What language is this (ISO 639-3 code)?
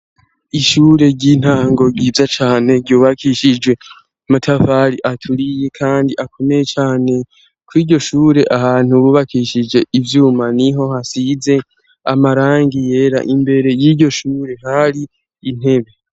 run